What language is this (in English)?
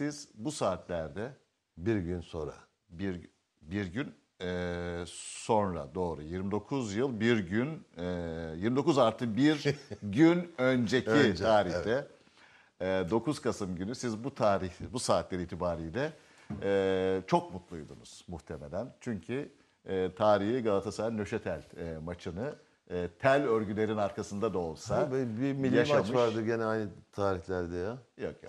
Turkish